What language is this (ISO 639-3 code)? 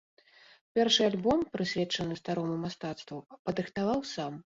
bel